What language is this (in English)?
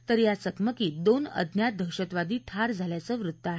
Marathi